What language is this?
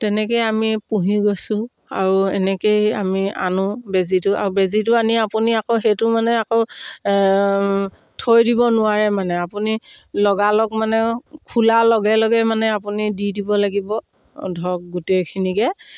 Assamese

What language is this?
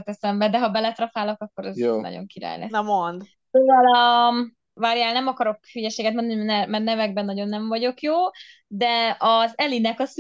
Hungarian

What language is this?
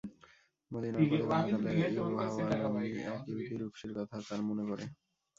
Bangla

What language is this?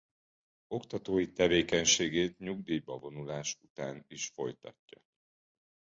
Hungarian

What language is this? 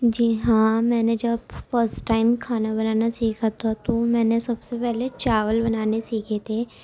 Urdu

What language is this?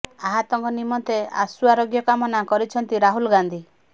Odia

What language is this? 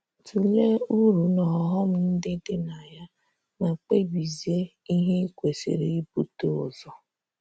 Igbo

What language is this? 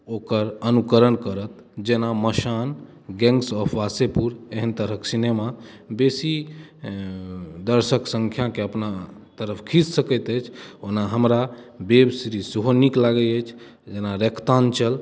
Maithili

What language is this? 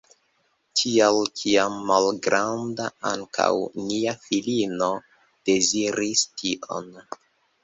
Esperanto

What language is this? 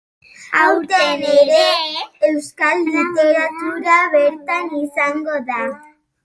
Basque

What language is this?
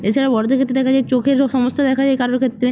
Bangla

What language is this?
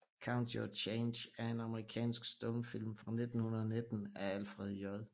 Danish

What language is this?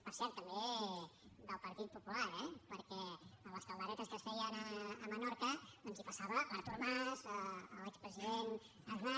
Catalan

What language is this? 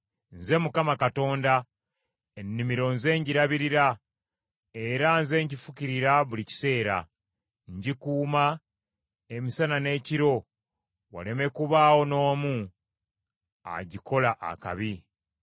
Ganda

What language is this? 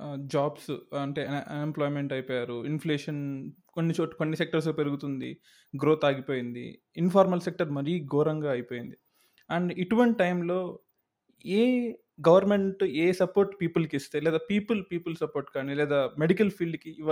Telugu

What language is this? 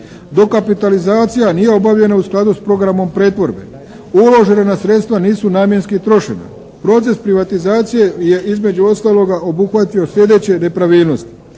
Croatian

